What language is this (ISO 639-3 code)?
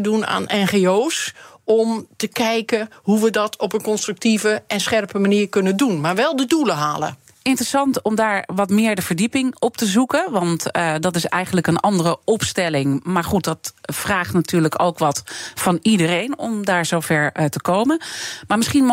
nld